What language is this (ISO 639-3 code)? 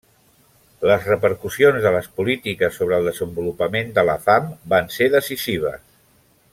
cat